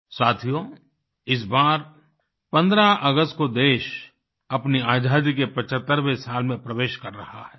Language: Hindi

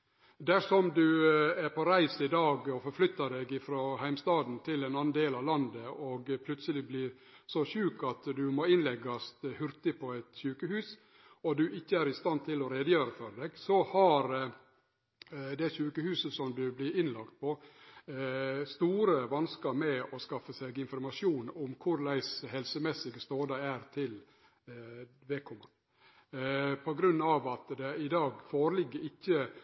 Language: Norwegian Nynorsk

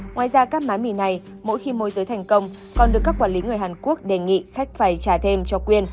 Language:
Vietnamese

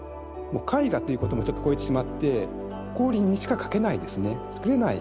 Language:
Japanese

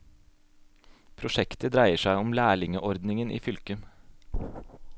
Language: Norwegian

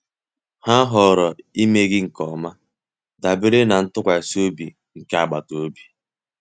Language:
Igbo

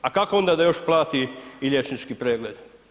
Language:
Croatian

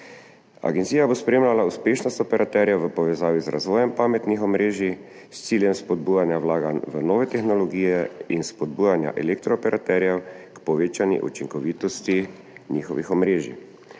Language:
Slovenian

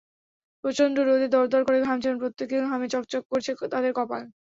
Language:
Bangla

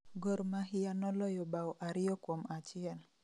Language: Luo (Kenya and Tanzania)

